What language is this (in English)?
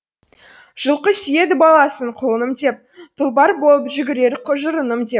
Kazakh